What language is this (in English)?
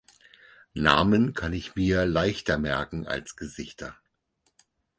German